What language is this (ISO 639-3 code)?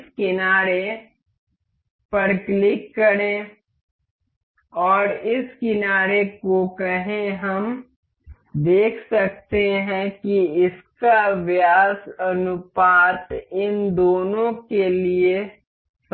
hin